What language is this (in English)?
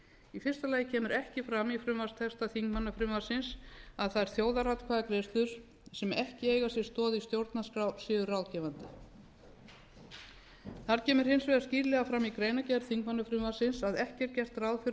Icelandic